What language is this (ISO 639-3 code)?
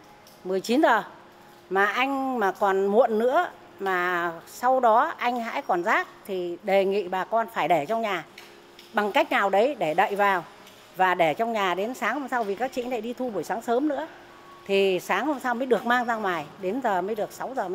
vie